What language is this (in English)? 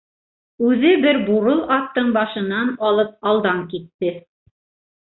Bashkir